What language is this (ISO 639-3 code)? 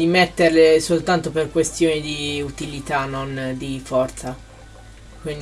ita